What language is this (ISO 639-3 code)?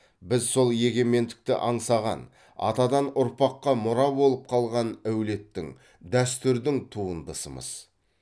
kaz